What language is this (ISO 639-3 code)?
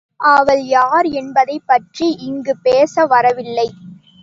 tam